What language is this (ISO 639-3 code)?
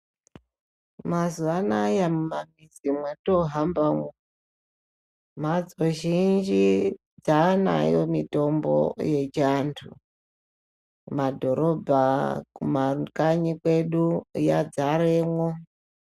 ndc